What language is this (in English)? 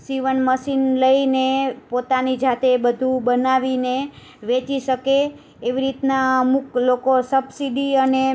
Gujarati